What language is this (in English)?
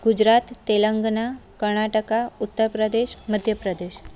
Sindhi